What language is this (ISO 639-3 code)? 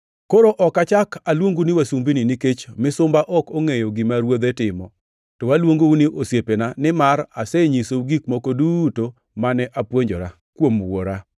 luo